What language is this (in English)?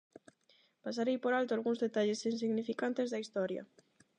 Galician